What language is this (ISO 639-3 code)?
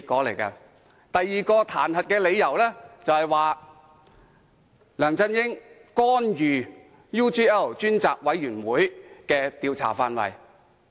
yue